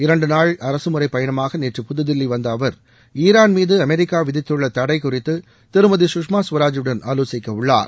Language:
Tamil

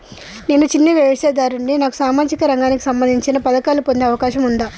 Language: Telugu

